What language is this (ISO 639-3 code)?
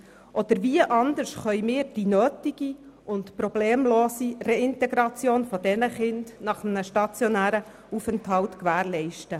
gsw